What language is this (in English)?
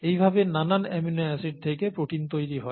Bangla